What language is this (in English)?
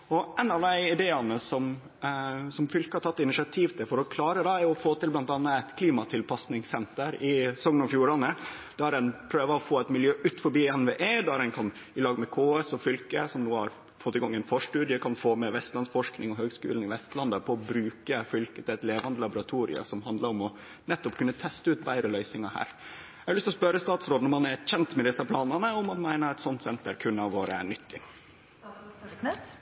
Norwegian Nynorsk